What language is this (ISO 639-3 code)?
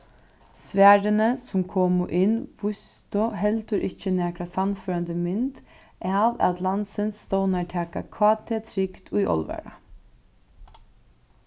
fao